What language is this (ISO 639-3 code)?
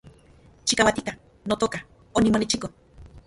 ncx